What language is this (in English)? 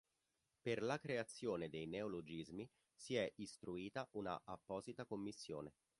Italian